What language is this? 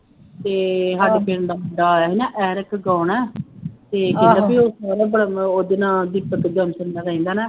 Punjabi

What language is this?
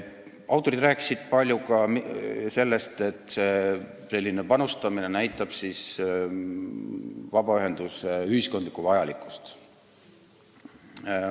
Estonian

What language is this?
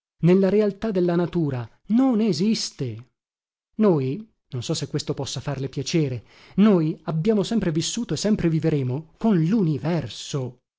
Italian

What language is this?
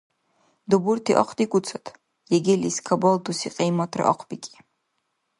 Dargwa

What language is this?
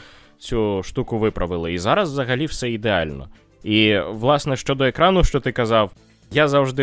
Ukrainian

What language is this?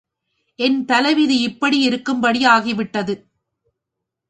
Tamil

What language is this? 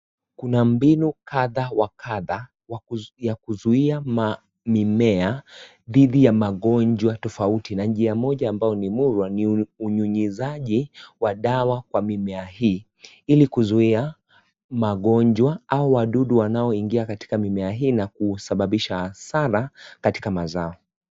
Swahili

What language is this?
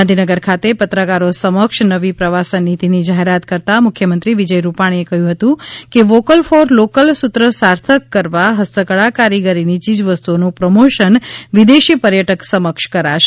Gujarati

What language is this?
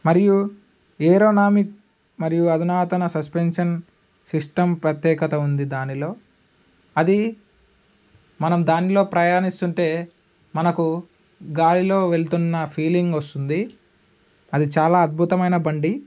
Telugu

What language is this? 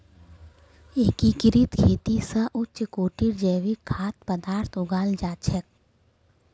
Magahi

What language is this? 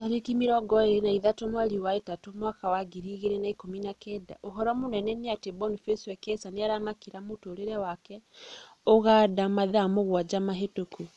Kikuyu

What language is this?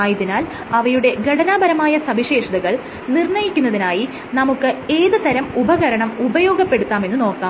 Malayalam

